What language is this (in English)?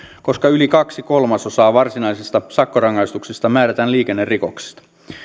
Finnish